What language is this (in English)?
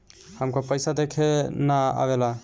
Bhojpuri